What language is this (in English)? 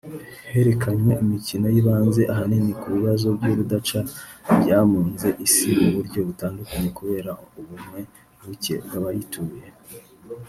Kinyarwanda